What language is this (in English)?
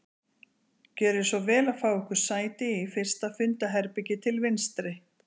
Icelandic